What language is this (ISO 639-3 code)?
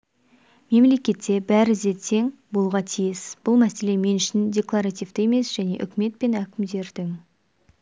kaz